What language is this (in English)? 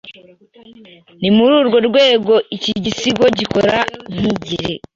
Kinyarwanda